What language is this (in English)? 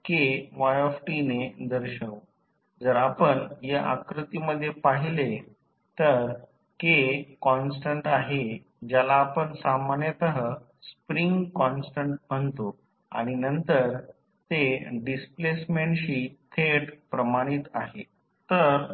Marathi